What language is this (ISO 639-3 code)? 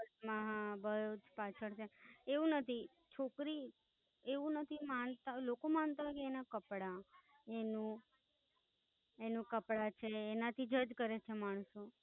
guj